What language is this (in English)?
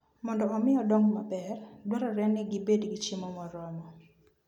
Luo (Kenya and Tanzania)